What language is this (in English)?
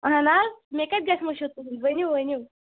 Kashmiri